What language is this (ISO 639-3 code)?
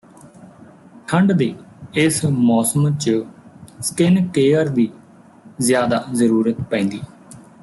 pan